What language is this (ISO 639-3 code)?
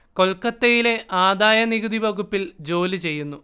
mal